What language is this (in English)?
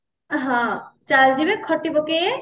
Odia